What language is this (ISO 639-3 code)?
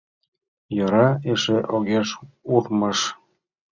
chm